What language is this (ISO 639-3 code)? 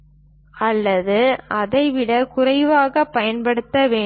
tam